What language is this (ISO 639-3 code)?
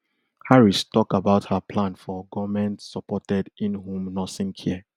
pcm